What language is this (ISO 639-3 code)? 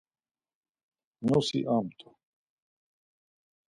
lzz